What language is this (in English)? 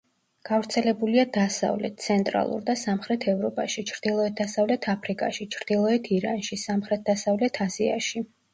Georgian